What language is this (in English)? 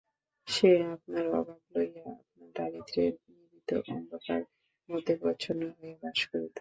Bangla